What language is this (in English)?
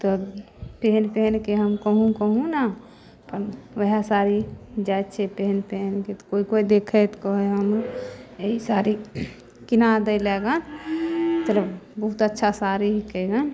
Maithili